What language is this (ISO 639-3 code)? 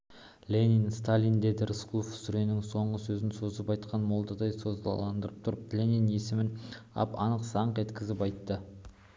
kaz